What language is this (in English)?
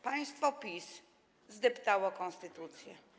Polish